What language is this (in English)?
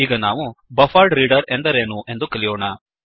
Kannada